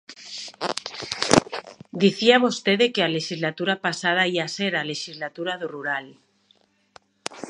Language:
Galician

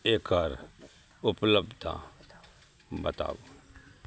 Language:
Maithili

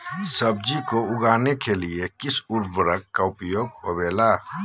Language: Magahi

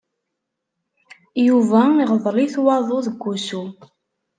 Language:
Kabyle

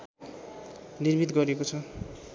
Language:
Nepali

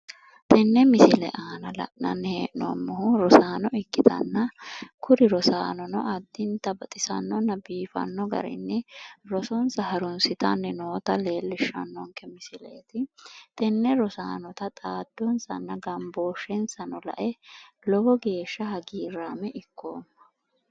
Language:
Sidamo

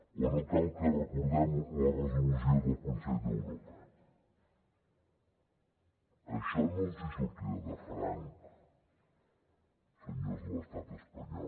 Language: Catalan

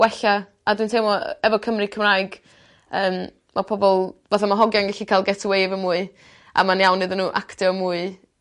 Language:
Welsh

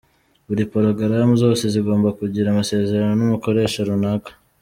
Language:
Kinyarwanda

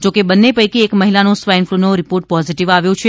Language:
Gujarati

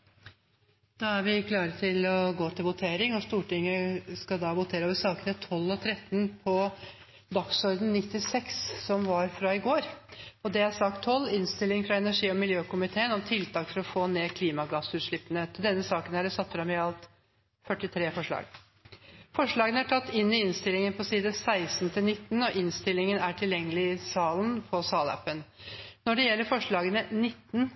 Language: Norwegian Nynorsk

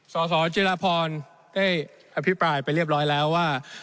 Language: Thai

